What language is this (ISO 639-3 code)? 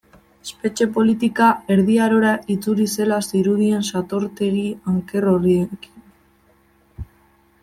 eus